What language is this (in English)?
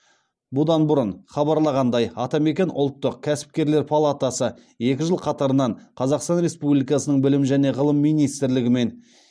Kazakh